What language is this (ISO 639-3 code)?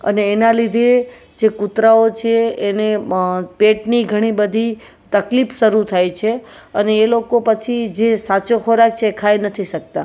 guj